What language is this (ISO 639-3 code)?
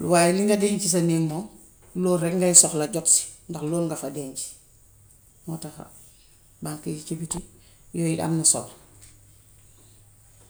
wof